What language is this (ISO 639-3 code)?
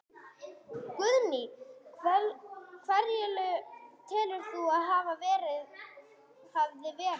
isl